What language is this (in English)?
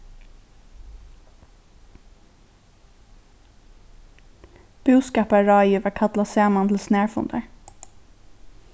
Faroese